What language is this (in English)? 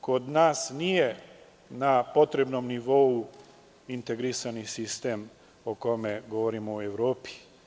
Serbian